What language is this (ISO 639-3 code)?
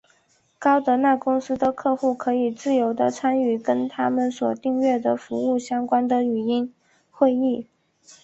zho